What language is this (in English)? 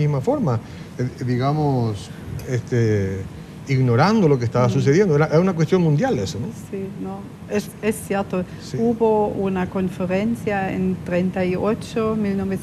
Spanish